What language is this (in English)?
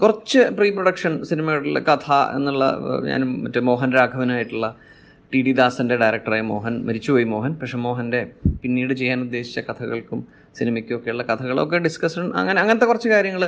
Malayalam